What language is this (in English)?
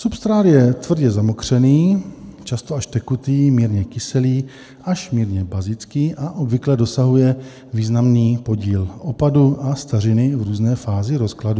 Czech